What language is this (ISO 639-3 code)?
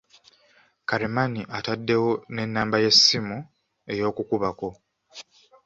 lug